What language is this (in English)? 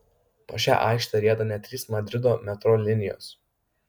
Lithuanian